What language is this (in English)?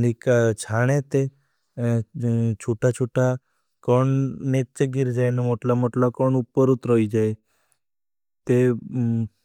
Bhili